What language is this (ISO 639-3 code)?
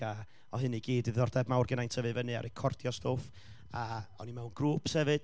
cym